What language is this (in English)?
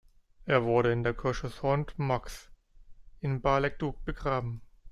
German